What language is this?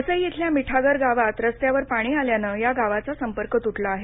Marathi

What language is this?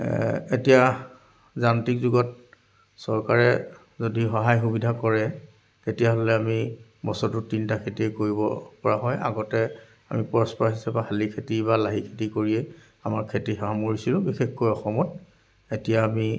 Assamese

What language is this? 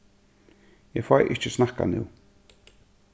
Faroese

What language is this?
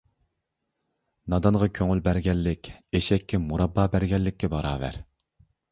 Uyghur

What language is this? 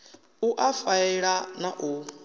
Venda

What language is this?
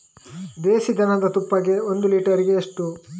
Kannada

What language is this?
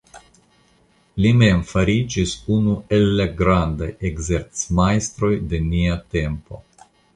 Esperanto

